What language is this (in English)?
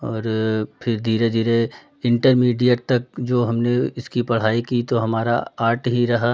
Hindi